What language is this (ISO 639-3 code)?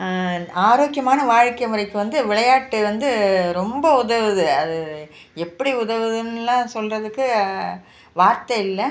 tam